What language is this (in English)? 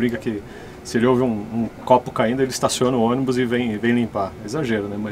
Portuguese